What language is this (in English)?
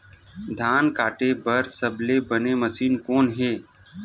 Chhattisgarhi